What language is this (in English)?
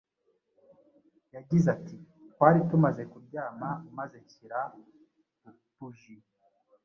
Kinyarwanda